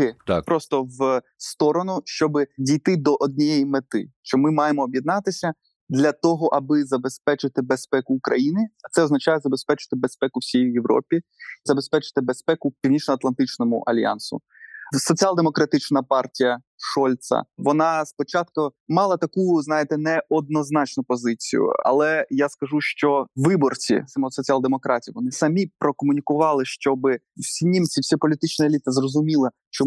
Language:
Ukrainian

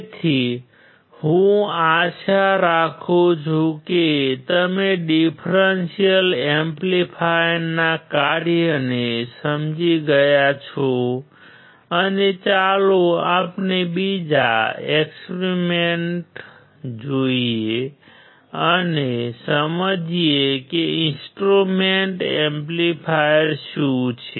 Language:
Gujarati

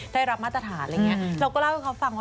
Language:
Thai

